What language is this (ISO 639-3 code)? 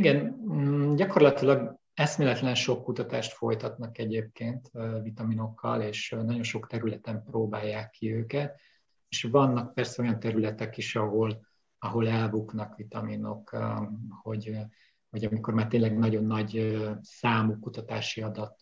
hun